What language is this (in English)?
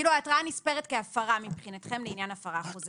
Hebrew